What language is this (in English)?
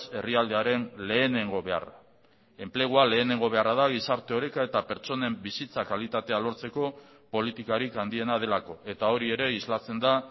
Basque